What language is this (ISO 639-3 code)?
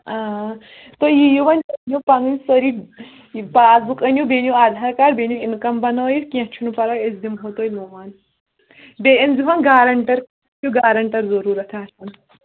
kas